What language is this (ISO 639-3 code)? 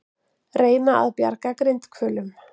isl